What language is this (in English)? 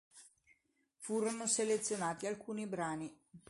Italian